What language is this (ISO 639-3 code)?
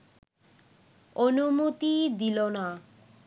ben